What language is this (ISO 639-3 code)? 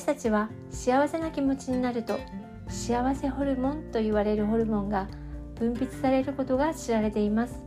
jpn